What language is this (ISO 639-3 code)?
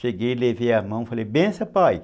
por